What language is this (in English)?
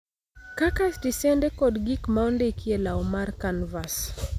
Luo (Kenya and Tanzania)